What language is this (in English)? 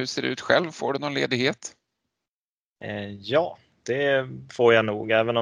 Swedish